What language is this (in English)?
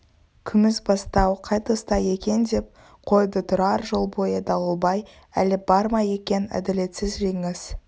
Kazakh